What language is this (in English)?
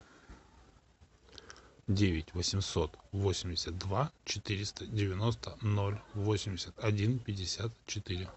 Russian